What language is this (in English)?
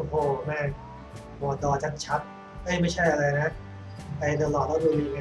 Thai